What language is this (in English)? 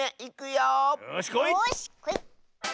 Japanese